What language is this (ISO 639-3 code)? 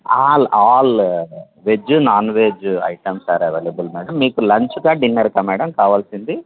tel